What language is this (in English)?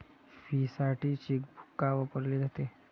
Marathi